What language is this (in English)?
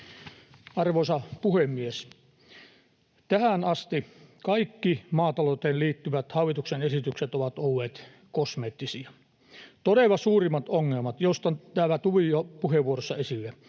Finnish